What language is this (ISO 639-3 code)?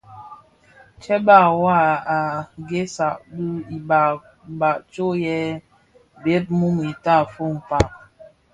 ksf